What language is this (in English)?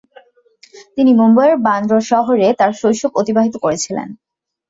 Bangla